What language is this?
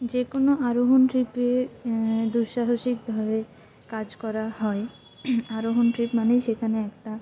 Bangla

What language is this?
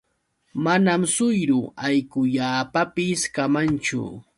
Yauyos Quechua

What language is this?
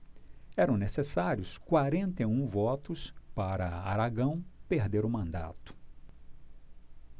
Portuguese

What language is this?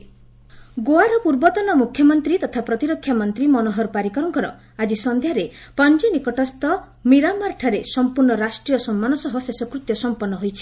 Odia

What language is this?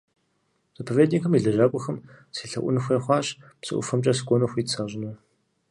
Kabardian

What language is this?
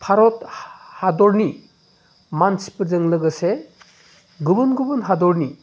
Bodo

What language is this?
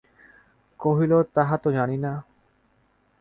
Bangla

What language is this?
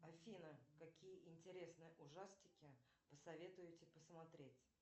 Russian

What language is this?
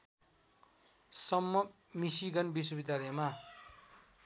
Nepali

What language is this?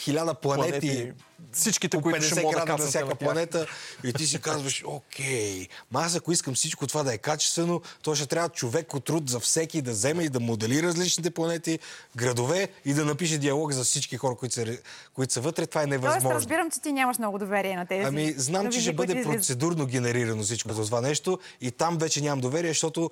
Bulgarian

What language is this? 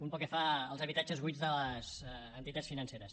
Catalan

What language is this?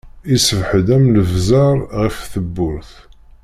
Kabyle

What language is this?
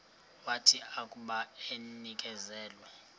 Xhosa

